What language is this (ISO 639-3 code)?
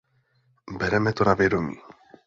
ces